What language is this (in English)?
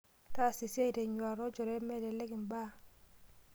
Masai